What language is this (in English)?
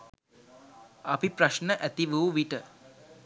Sinhala